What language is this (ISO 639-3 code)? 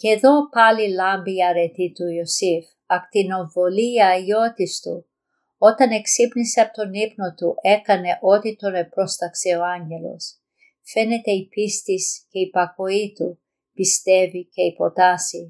ell